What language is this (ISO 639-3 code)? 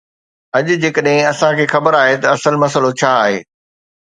snd